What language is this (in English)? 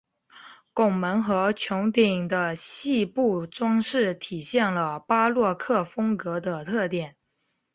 Chinese